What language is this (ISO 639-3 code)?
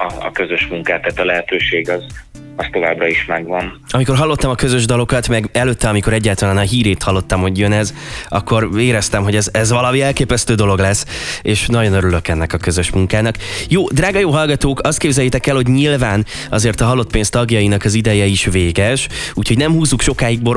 hun